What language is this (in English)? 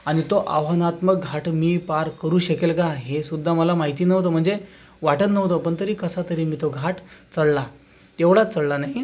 Marathi